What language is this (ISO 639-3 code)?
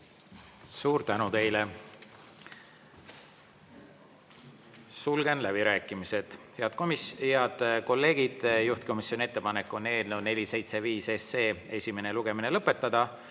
est